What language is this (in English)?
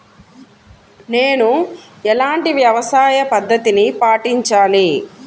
Telugu